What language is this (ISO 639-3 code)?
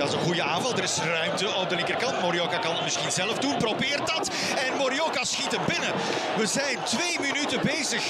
nld